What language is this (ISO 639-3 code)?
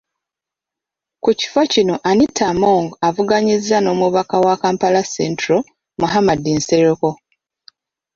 lug